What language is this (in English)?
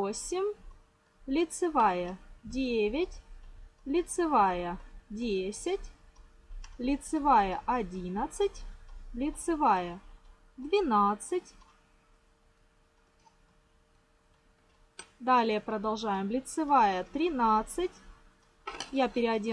Russian